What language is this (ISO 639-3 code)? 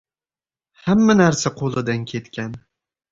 uzb